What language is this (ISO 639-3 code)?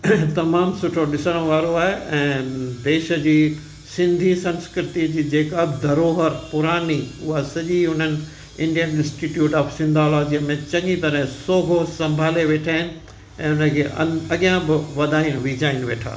snd